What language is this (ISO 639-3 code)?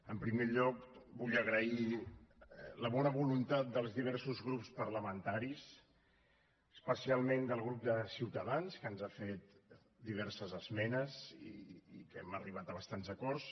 cat